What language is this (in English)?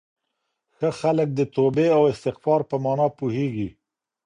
Pashto